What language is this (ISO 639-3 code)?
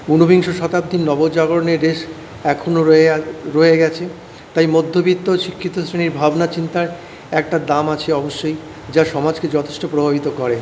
ben